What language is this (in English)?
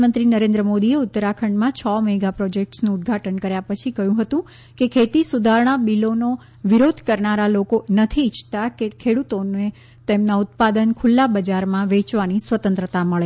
Gujarati